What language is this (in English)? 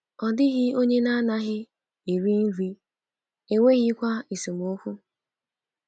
Igbo